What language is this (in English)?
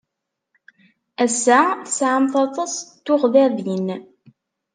Kabyle